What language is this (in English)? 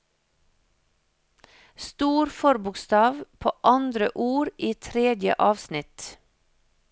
Norwegian